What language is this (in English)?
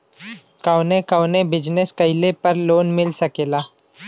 Bhojpuri